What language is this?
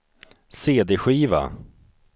Swedish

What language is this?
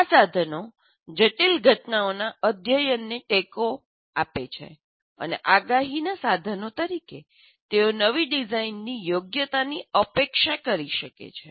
Gujarati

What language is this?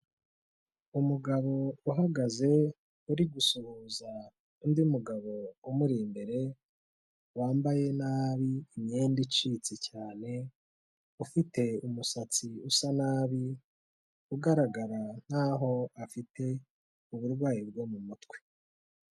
Kinyarwanda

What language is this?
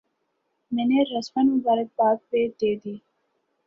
Urdu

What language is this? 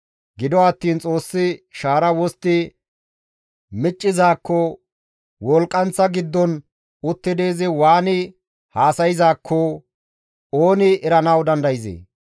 Gamo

